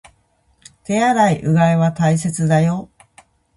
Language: Japanese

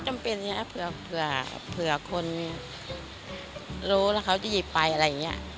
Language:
Thai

